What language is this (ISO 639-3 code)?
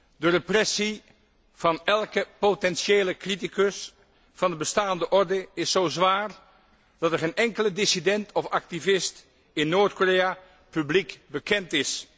nld